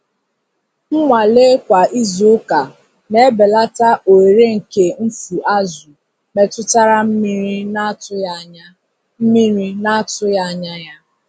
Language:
Igbo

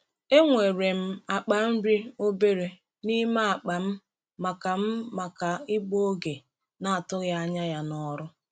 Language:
Igbo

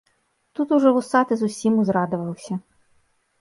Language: Belarusian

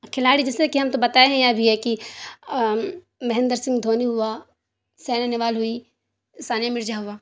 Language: Urdu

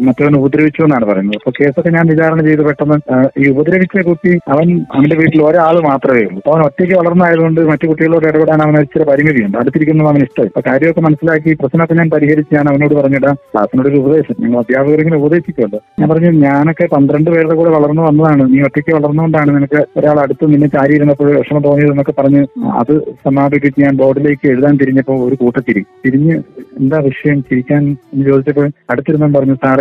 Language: Malayalam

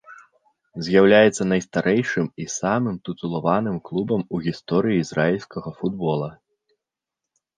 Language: Belarusian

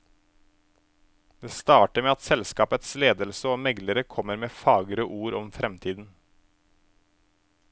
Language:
Norwegian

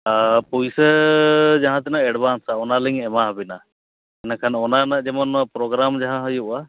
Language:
Santali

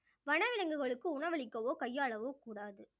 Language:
Tamil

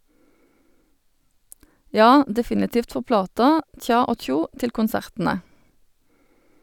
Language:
Norwegian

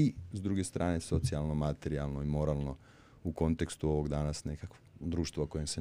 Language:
Croatian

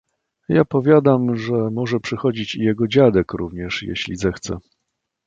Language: Polish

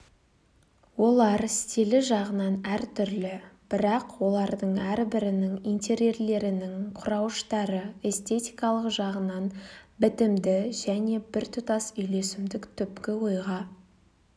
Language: Kazakh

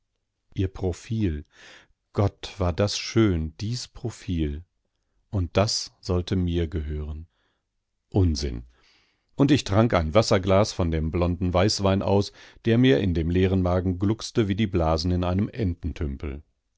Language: German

